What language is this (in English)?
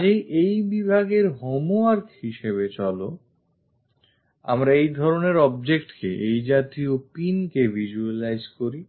Bangla